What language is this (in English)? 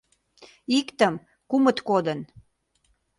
Mari